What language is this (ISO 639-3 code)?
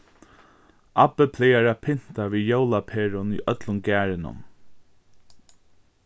fao